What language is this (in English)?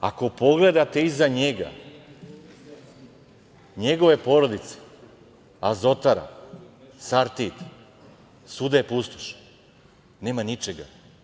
Serbian